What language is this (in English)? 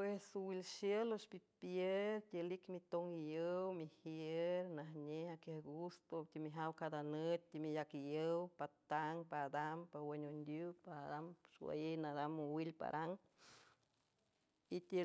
San Francisco Del Mar Huave